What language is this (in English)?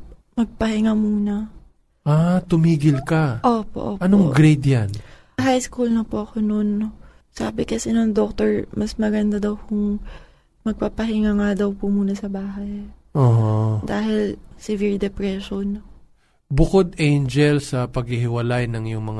Filipino